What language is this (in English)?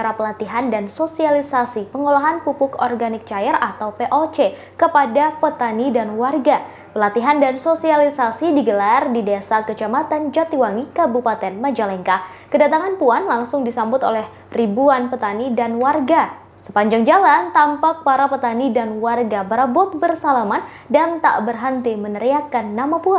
Indonesian